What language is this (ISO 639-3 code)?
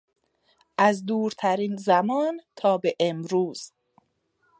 fas